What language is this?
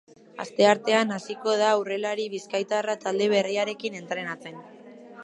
Basque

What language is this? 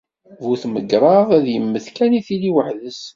Kabyle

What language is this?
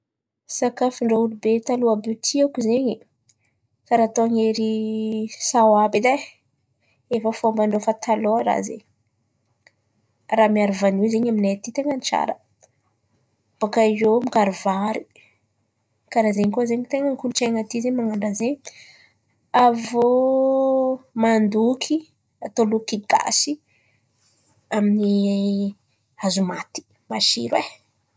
Antankarana Malagasy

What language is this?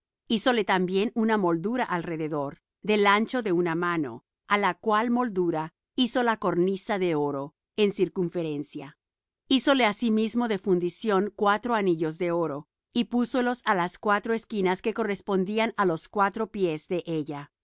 Spanish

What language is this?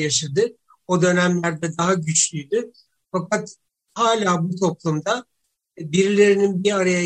Turkish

